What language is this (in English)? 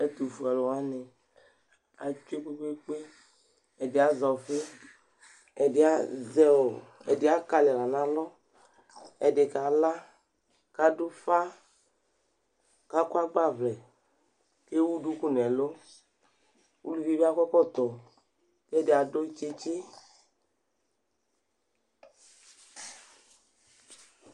Ikposo